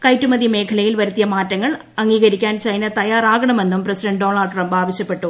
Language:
Malayalam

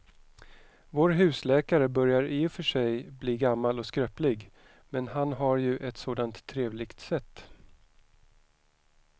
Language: Swedish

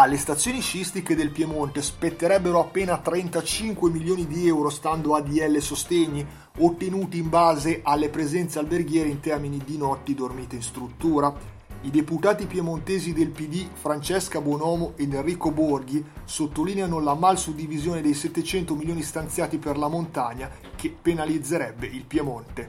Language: Italian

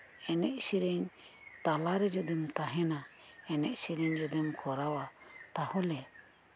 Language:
Santali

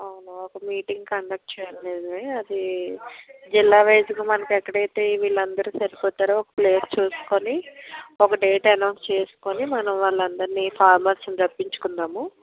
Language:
Telugu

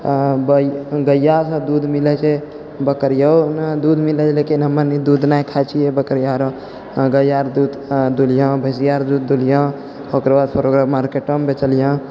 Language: Maithili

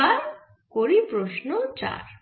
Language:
Bangla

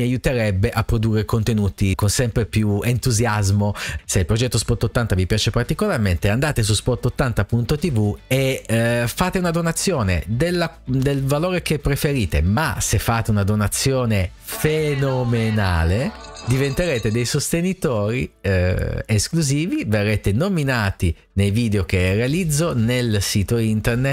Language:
Italian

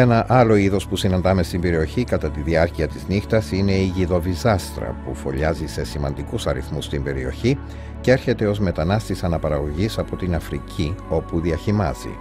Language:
Greek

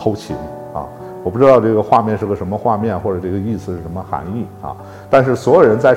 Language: Chinese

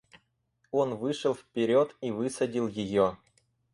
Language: Russian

